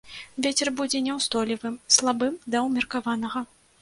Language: Belarusian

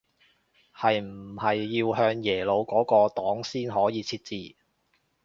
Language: Cantonese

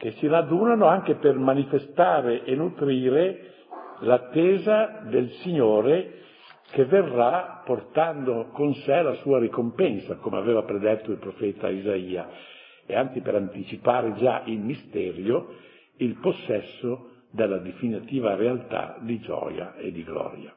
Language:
Italian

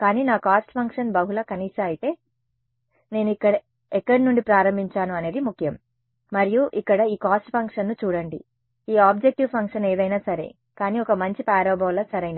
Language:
Telugu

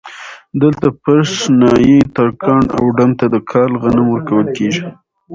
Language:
Pashto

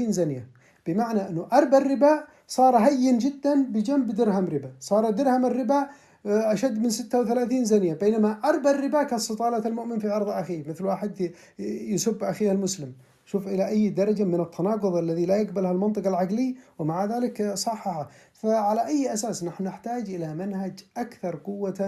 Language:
Arabic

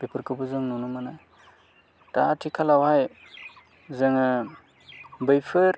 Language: Bodo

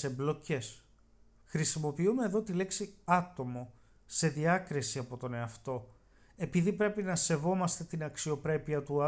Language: Greek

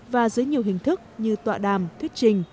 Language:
Vietnamese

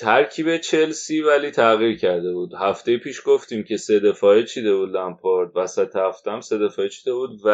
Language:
Persian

